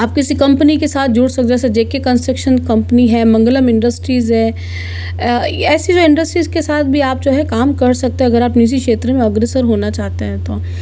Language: Hindi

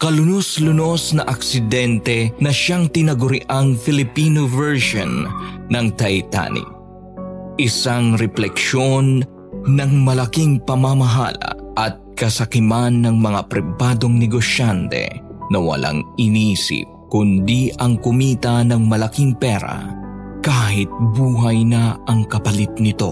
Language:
Filipino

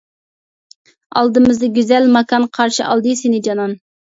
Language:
Uyghur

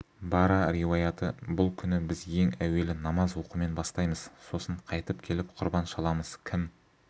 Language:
Kazakh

